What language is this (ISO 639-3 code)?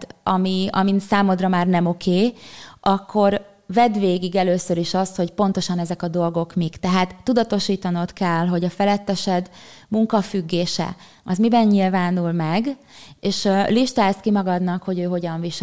hun